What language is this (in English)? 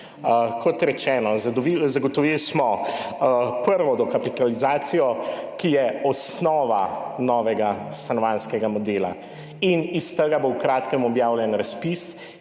Slovenian